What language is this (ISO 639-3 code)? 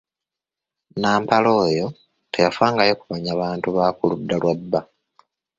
lug